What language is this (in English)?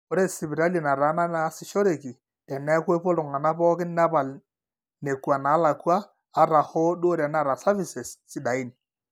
Masai